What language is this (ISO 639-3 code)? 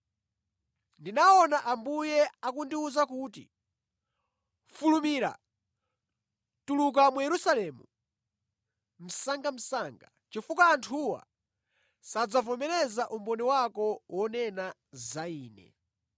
nya